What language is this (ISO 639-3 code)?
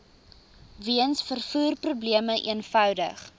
afr